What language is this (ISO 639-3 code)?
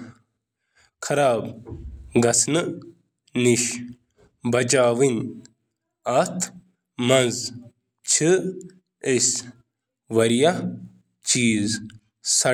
kas